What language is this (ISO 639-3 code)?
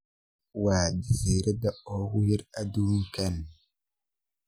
som